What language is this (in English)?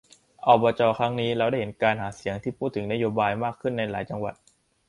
Thai